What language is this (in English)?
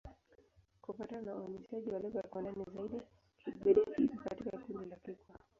Swahili